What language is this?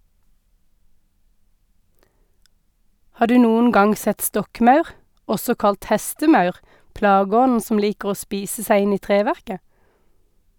Norwegian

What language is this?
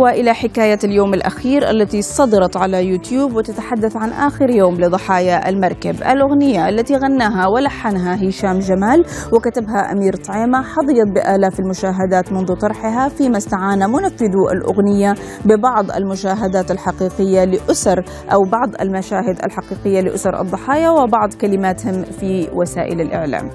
Arabic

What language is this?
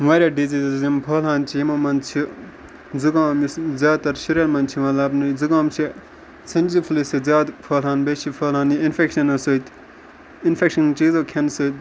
Kashmiri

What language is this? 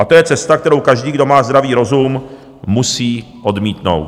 Czech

